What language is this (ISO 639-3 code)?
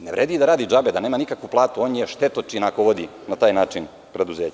srp